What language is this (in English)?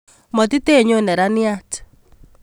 Kalenjin